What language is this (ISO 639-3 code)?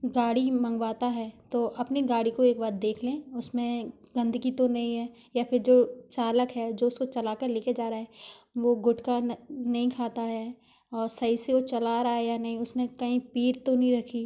hin